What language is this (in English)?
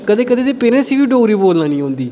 Dogri